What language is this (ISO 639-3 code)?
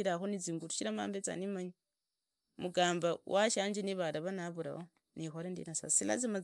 ida